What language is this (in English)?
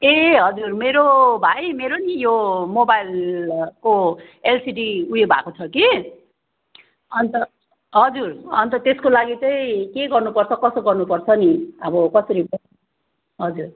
Nepali